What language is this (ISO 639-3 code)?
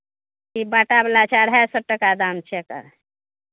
mai